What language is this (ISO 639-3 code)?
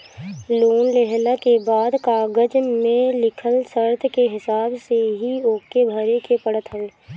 bho